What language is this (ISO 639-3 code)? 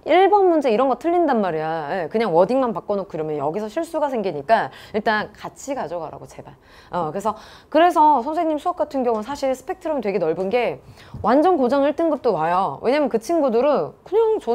kor